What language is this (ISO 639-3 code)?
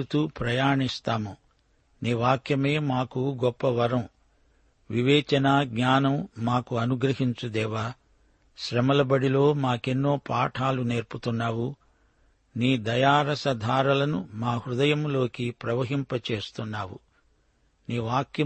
tel